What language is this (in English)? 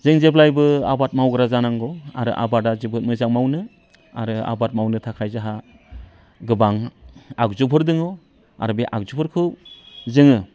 Bodo